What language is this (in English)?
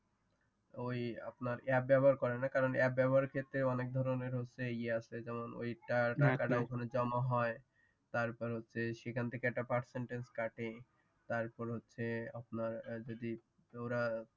Bangla